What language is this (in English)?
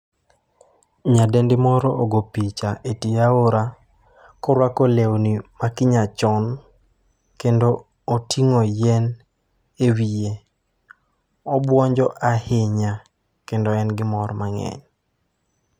Luo (Kenya and Tanzania)